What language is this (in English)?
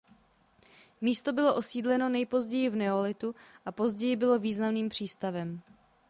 Czech